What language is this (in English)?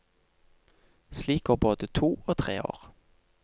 Norwegian